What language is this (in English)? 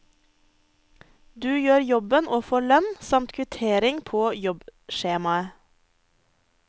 Norwegian